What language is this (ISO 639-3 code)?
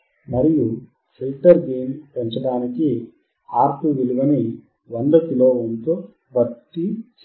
tel